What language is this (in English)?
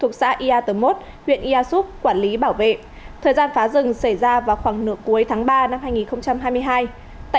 Vietnamese